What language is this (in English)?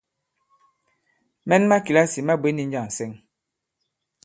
Bankon